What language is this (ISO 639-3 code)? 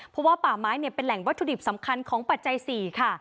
tha